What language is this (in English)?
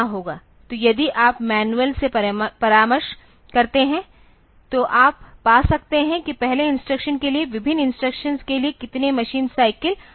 Hindi